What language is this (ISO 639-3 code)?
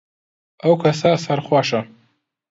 ckb